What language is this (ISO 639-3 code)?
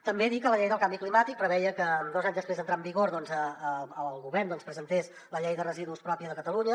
cat